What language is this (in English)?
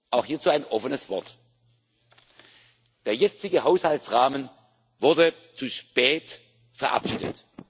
German